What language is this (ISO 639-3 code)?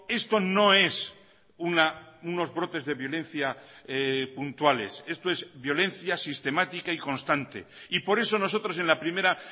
spa